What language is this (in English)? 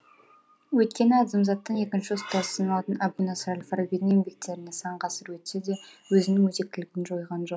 Kazakh